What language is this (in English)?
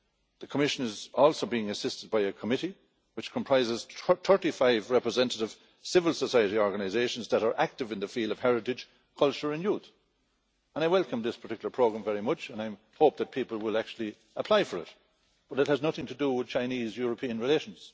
English